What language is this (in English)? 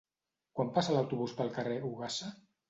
Catalan